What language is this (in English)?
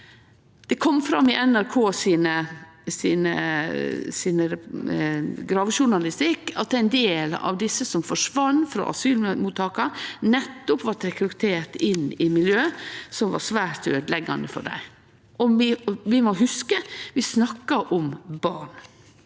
Norwegian